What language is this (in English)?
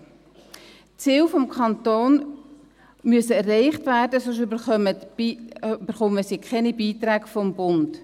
Swiss German